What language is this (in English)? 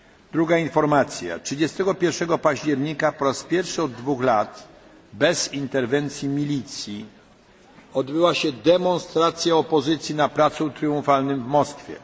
Polish